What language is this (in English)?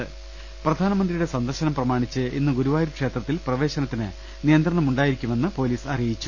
Malayalam